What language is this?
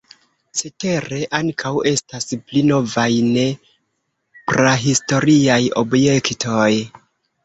Esperanto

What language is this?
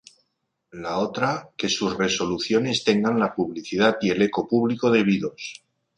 Spanish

